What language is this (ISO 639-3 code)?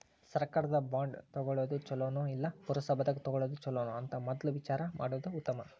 kan